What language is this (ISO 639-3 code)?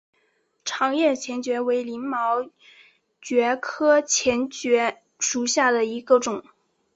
zho